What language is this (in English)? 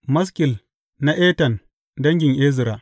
Hausa